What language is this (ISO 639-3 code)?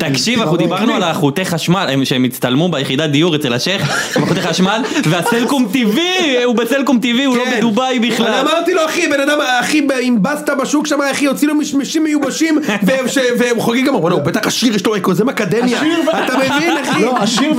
heb